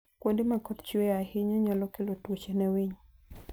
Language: Luo (Kenya and Tanzania)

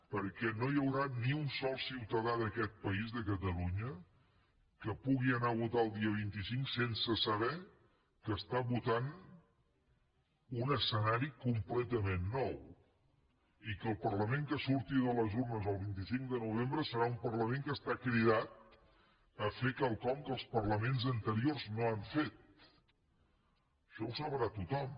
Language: Catalan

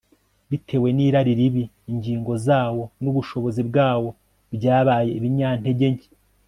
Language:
Kinyarwanda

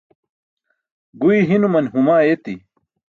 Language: Burushaski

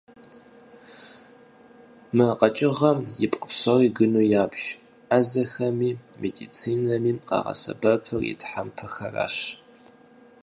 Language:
Kabardian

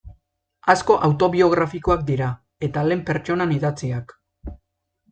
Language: Basque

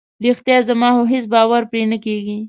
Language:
Pashto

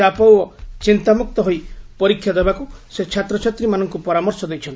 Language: Odia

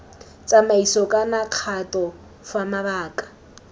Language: Tswana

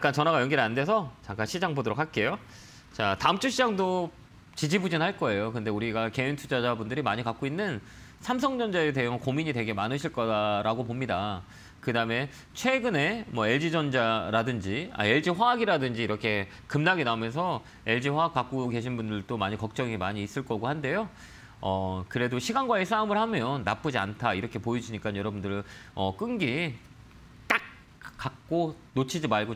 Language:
Korean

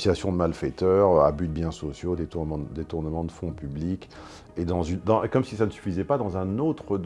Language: French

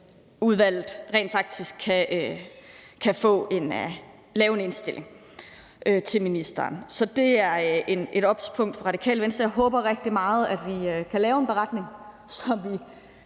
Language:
Danish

